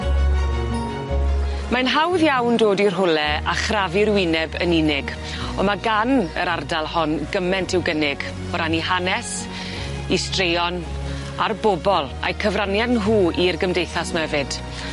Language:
Welsh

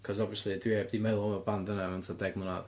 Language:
Welsh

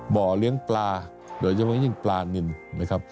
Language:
Thai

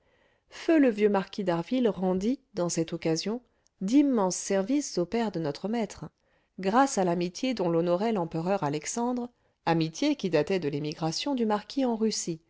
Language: French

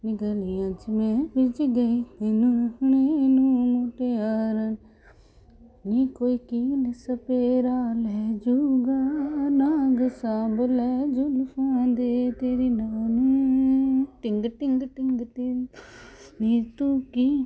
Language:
Punjabi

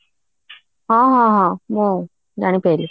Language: Odia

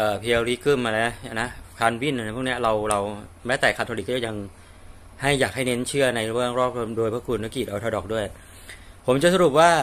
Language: Thai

